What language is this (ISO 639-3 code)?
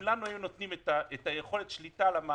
heb